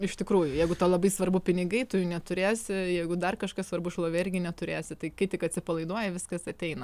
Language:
Lithuanian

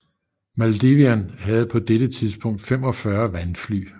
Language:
Danish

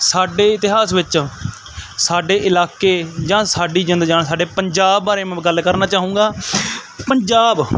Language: Punjabi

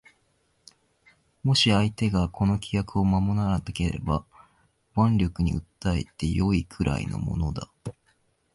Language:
Japanese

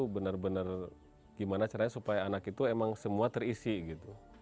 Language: Indonesian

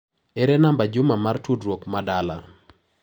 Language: Luo (Kenya and Tanzania)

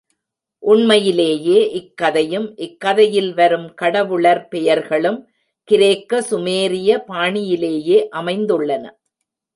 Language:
Tamil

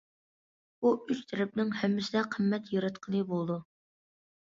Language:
Uyghur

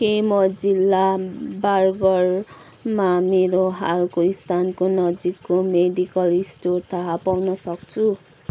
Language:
Nepali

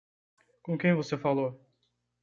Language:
Portuguese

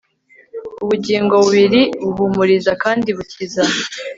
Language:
Kinyarwanda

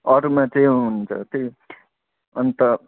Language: Nepali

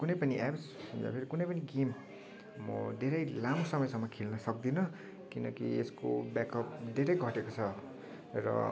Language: Nepali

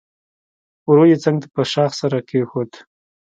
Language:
Pashto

